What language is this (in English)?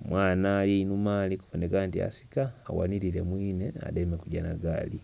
Soga